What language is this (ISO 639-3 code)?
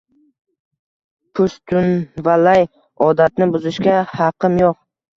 uzb